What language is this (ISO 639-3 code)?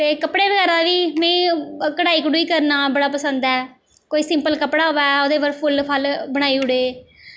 doi